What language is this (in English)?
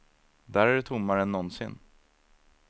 Swedish